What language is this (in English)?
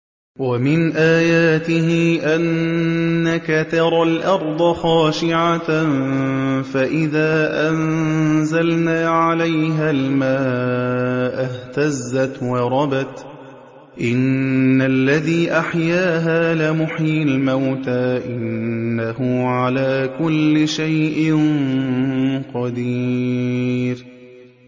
Arabic